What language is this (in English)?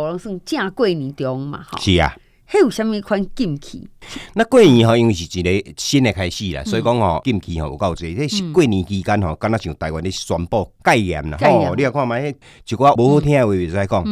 Chinese